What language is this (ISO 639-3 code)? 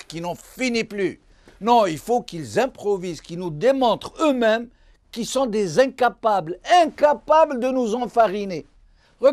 fra